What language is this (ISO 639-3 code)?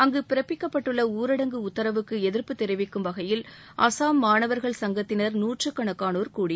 tam